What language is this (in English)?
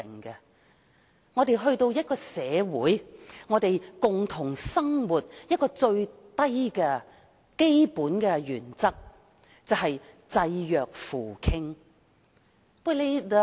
Cantonese